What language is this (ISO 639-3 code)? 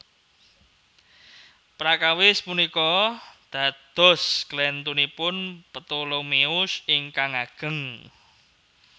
jav